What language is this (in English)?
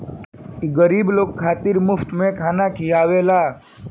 Bhojpuri